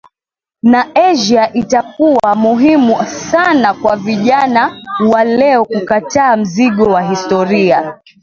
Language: Swahili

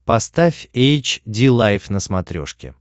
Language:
Russian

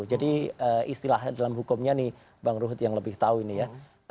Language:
Indonesian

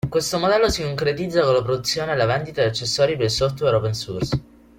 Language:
Italian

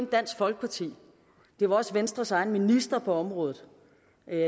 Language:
Danish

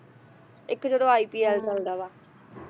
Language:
Punjabi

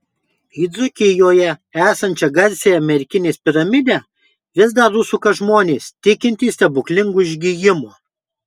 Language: Lithuanian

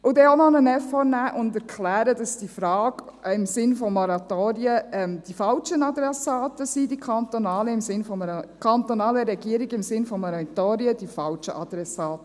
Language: Swiss German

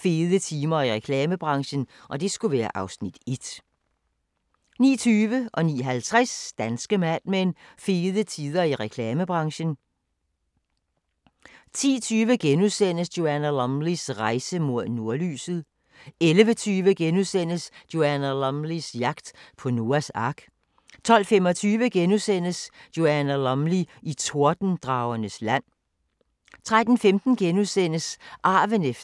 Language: Danish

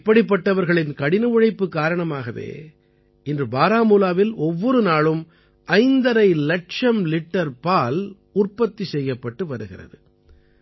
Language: Tamil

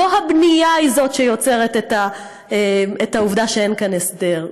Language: Hebrew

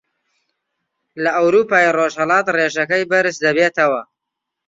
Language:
Central Kurdish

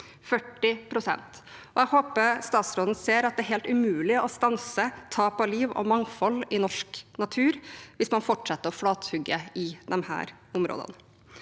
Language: Norwegian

